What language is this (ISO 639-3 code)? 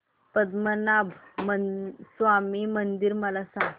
mar